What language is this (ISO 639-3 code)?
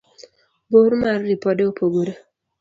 luo